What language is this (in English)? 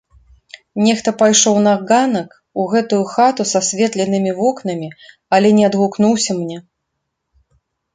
Belarusian